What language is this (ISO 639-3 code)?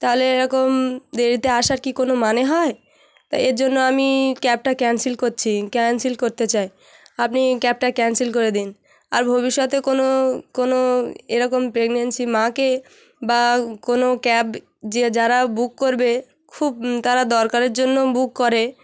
ben